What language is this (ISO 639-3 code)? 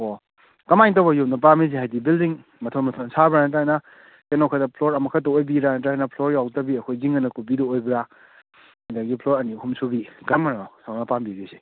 mni